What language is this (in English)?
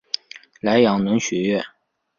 Chinese